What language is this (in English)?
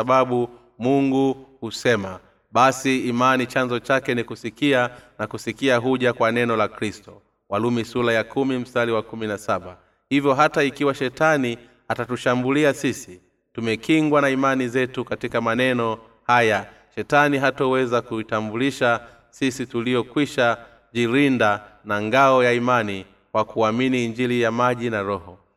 Swahili